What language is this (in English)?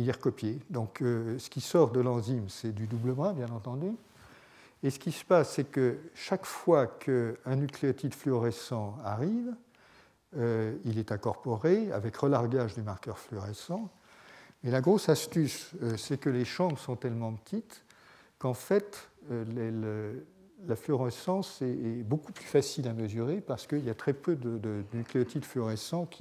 French